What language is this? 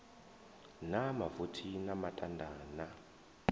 Venda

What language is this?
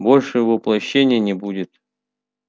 Russian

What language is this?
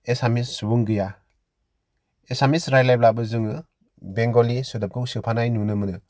Bodo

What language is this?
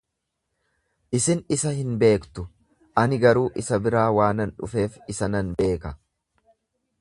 Oromo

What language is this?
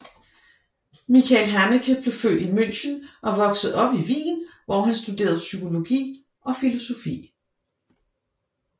Danish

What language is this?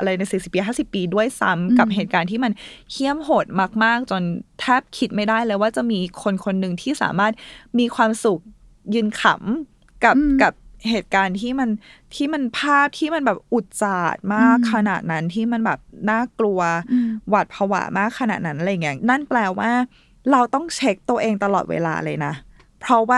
Thai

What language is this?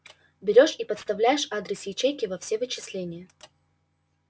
Russian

